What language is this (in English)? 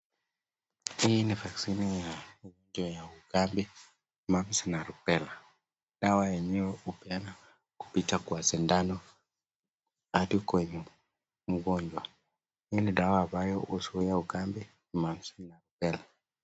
Swahili